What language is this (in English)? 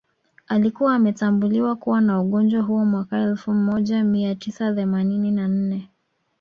Swahili